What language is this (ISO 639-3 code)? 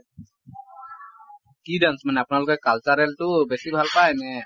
asm